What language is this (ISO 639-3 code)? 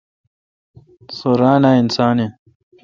xka